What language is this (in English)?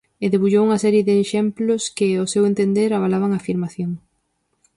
Galician